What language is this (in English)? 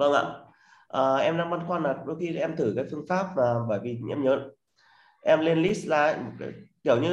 Vietnamese